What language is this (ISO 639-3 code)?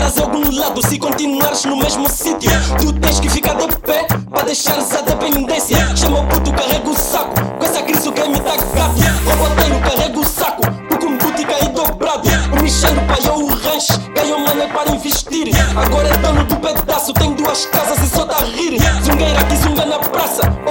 por